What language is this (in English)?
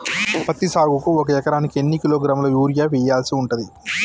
Telugu